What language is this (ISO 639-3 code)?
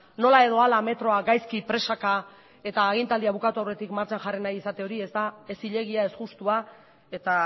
eus